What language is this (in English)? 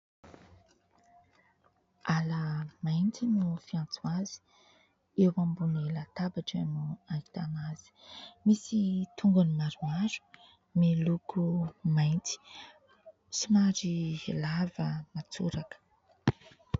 Malagasy